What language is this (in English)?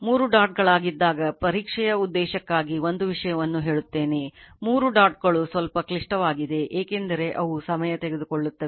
Kannada